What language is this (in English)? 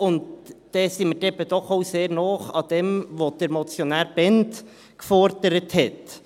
Swiss German